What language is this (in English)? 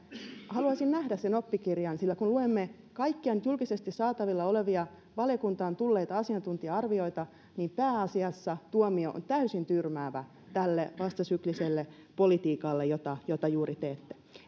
Finnish